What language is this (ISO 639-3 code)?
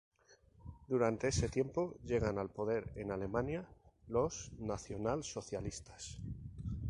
spa